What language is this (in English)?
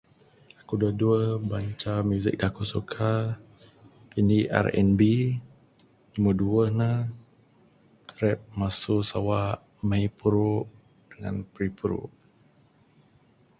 Bukar-Sadung Bidayuh